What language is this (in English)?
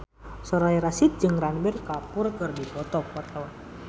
Sundanese